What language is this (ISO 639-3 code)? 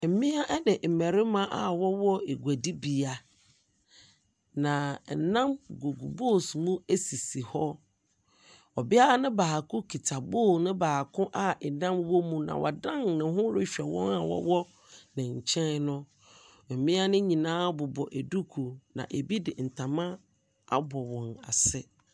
aka